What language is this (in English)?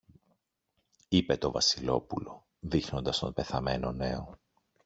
Greek